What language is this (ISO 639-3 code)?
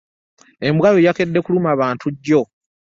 lug